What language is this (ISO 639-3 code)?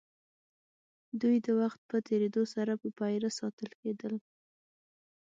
pus